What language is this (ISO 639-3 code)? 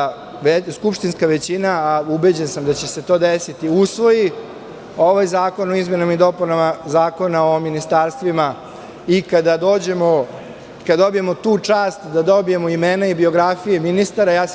srp